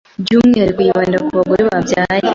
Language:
Kinyarwanda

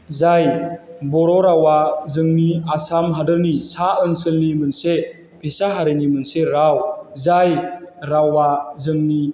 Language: Bodo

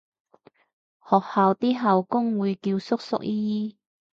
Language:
Cantonese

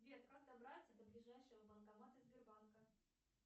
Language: Russian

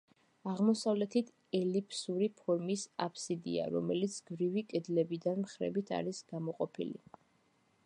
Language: Georgian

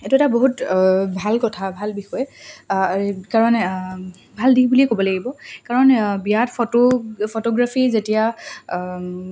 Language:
Assamese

